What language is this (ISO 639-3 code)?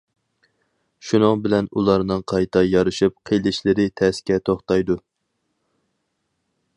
uig